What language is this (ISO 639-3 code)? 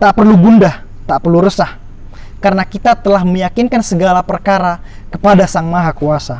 ind